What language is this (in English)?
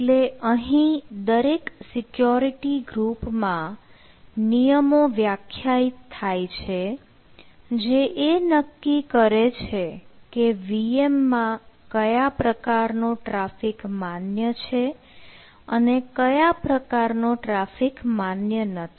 Gujarati